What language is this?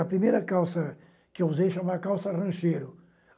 Portuguese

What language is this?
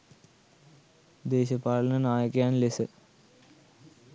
Sinhala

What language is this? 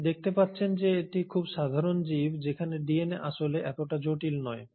Bangla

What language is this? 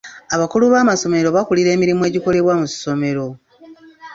Ganda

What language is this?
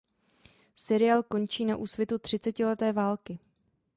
Czech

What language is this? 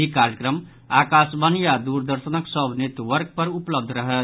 Maithili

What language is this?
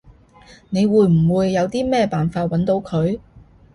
Cantonese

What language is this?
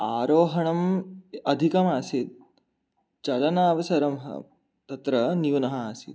Sanskrit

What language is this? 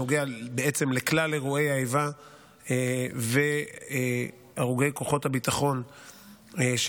Hebrew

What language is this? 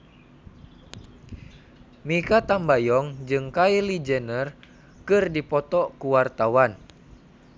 Sundanese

